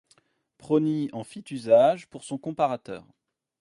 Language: French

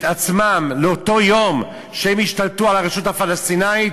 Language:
Hebrew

